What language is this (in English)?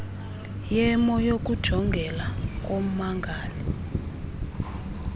Xhosa